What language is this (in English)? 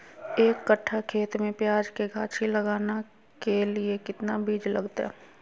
Magahi